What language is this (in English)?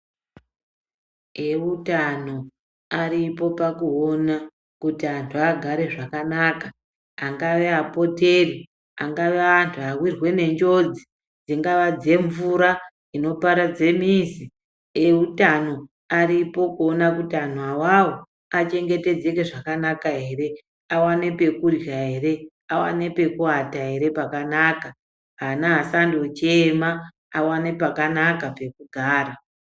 Ndau